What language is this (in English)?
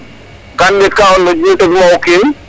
Serer